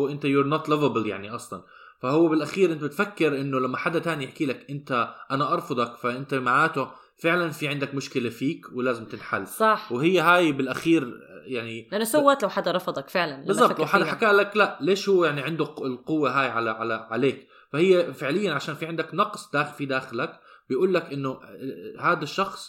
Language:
Arabic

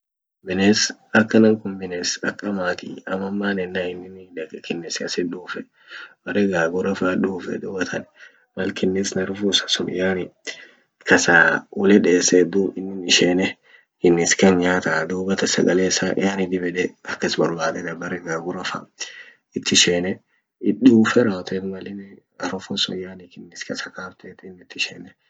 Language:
Orma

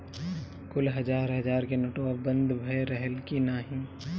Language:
Bhojpuri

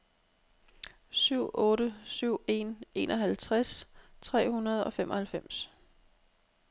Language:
Danish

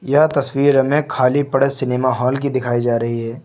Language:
Hindi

